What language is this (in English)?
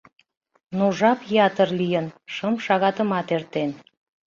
Mari